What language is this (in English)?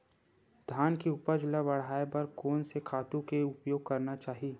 Chhattisgarhi